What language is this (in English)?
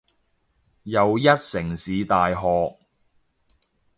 Cantonese